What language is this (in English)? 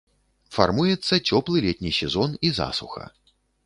Belarusian